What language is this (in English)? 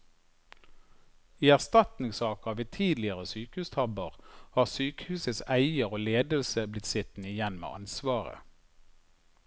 Norwegian